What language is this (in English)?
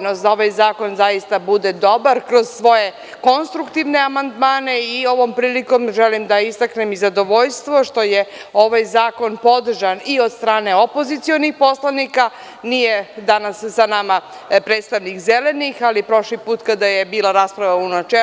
Serbian